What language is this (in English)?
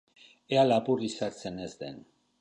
Basque